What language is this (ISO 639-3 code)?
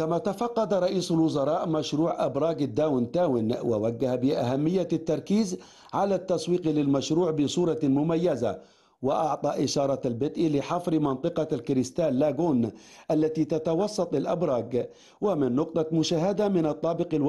ara